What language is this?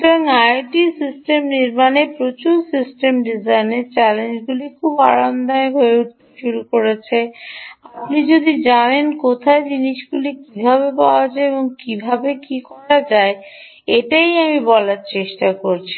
Bangla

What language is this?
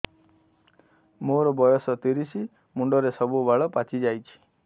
Odia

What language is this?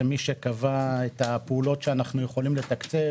Hebrew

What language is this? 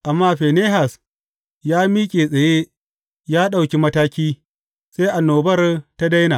Hausa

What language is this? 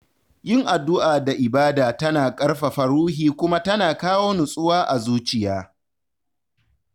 Hausa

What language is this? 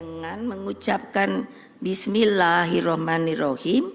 Indonesian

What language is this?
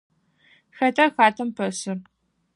Adyghe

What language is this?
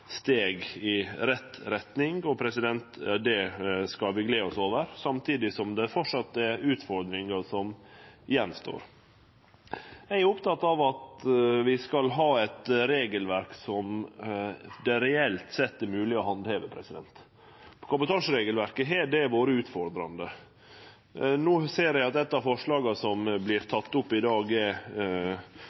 Norwegian Nynorsk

